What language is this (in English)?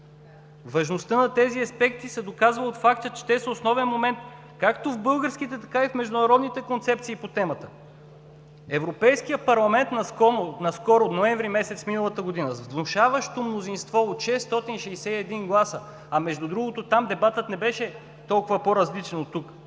Bulgarian